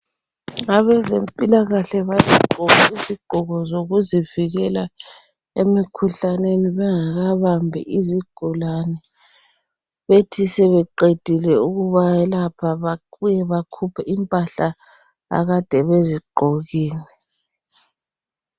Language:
North Ndebele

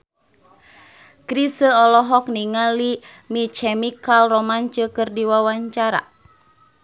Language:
Sundanese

